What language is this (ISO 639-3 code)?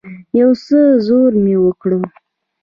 pus